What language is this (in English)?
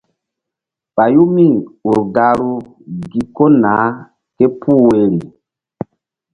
Mbum